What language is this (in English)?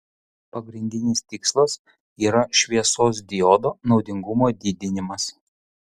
Lithuanian